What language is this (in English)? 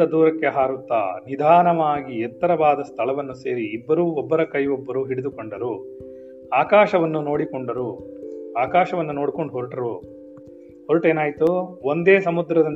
Kannada